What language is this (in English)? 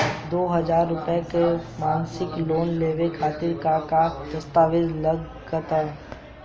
Bhojpuri